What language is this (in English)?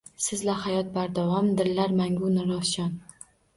Uzbek